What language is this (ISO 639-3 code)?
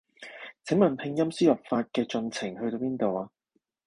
yue